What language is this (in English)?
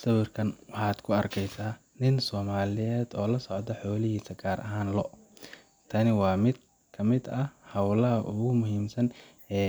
Somali